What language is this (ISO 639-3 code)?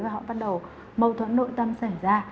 vie